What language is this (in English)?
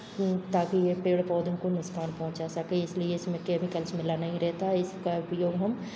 Hindi